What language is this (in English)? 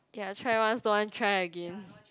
English